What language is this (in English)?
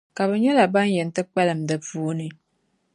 Dagbani